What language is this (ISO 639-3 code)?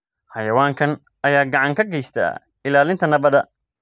som